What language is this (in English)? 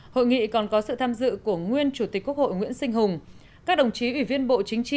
Vietnamese